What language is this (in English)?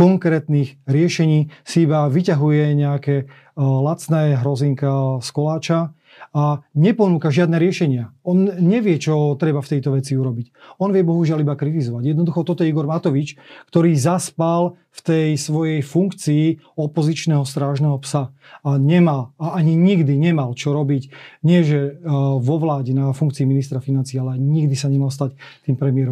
Slovak